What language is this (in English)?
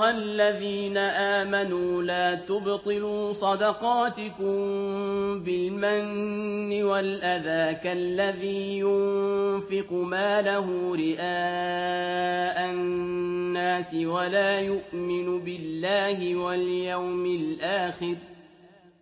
Arabic